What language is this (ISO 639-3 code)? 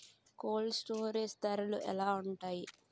tel